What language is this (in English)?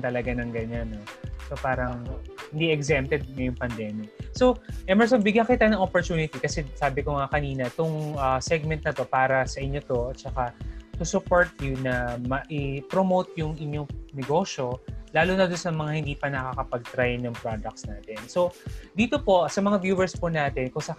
Filipino